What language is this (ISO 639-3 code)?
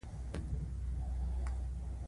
pus